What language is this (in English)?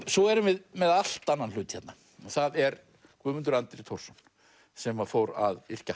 Icelandic